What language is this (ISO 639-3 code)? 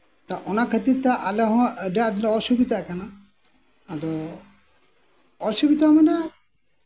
sat